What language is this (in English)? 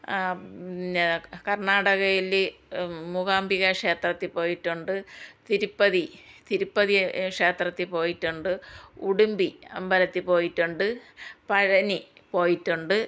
Malayalam